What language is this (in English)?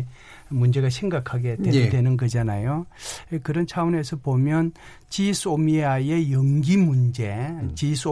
Korean